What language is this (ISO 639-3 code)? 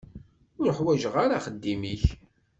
kab